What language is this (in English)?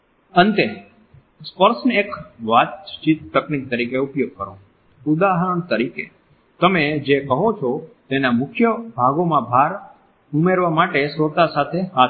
Gujarati